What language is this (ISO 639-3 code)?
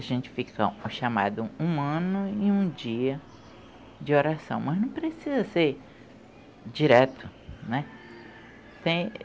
por